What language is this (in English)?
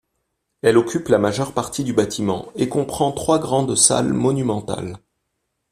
French